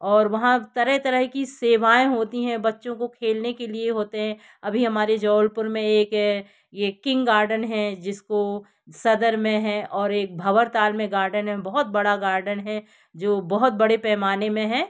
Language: Hindi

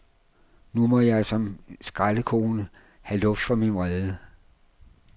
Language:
Danish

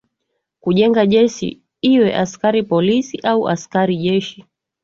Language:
Swahili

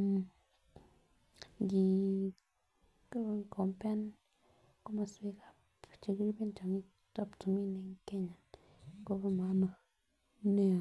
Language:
Kalenjin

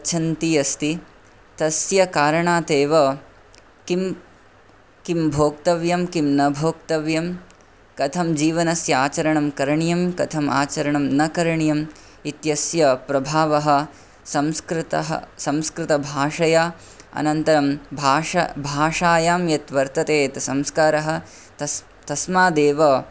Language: Sanskrit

